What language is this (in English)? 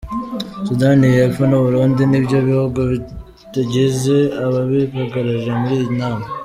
Kinyarwanda